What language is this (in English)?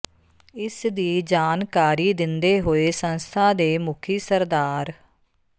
Punjabi